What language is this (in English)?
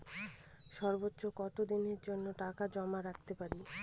Bangla